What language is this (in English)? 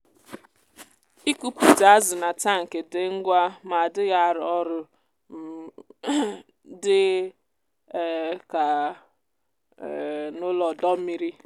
Igbo